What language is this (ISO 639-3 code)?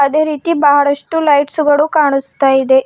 kan